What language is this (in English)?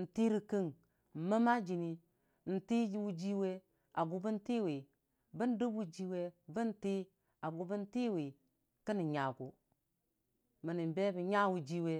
Dijim-Bwilim